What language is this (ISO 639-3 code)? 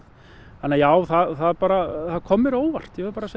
isl